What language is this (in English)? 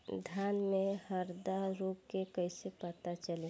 Bhojpuri